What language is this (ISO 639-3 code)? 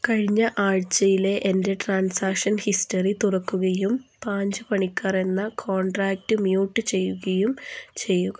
mal